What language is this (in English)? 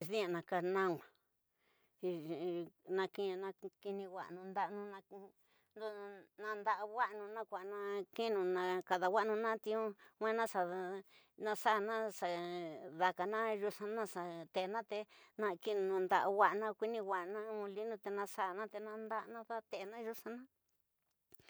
Tidaá Mixtec